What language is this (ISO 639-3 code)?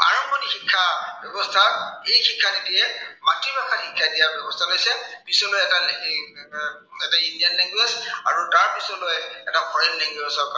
asm